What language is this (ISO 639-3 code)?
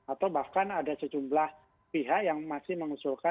ind